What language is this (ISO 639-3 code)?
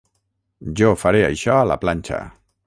cat